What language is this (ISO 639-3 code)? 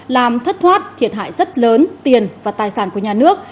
vie